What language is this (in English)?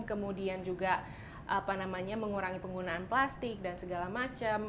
Indonesian